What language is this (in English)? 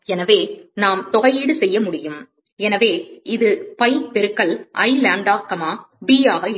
Tamil